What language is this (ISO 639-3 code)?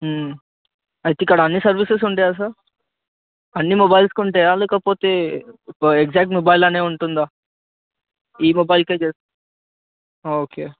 tel